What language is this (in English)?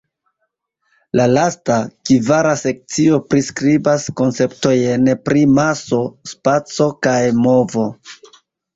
Esperanto